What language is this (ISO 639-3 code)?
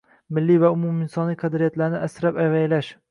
uzb